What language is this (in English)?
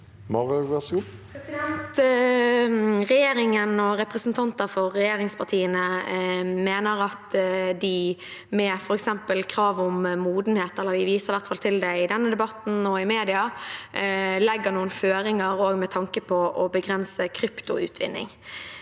Norwegian